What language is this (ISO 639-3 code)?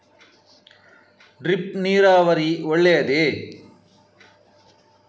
kan